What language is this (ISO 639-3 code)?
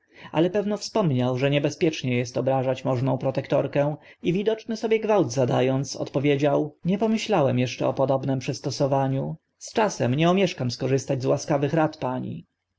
pol